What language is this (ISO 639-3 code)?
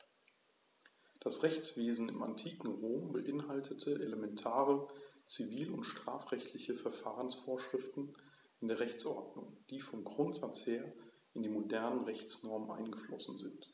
deu